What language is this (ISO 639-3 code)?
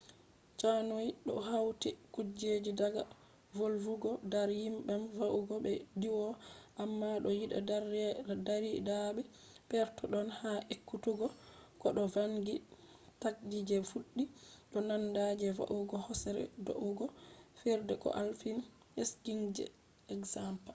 ful